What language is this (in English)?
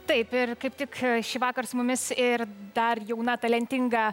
Lithuanian